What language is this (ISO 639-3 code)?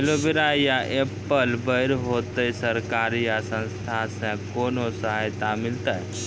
mai